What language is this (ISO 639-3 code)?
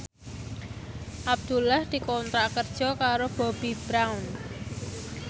jav